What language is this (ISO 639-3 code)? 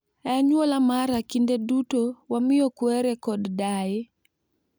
luo